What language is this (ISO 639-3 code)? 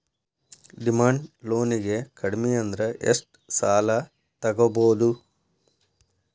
kan